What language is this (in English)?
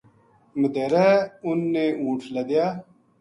Gujari